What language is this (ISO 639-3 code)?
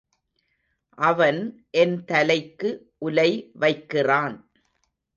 tam